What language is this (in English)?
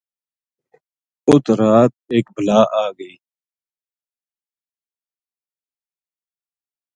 Gujari